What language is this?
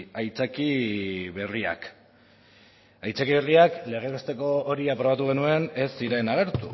Basque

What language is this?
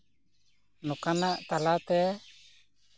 Santali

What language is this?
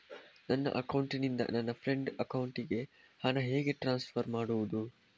Kannada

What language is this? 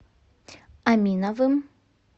Russian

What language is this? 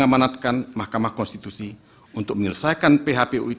Indonesian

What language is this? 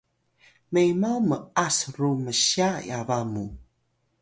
Atayal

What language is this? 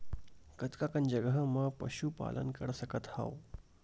Chhattisgarhi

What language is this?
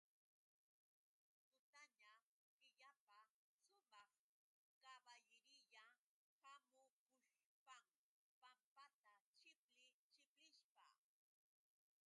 Yauyos Quechua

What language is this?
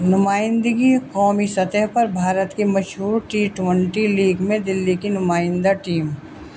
Urdu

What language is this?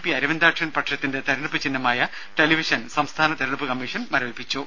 Malayalam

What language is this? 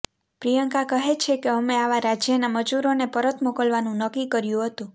Gujarati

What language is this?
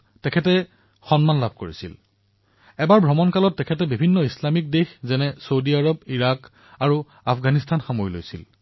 Assamese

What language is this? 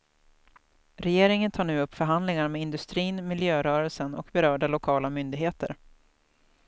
Swedish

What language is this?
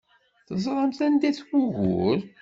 Kabyle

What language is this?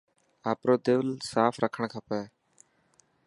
Dhatki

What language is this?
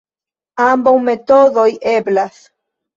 Esperanto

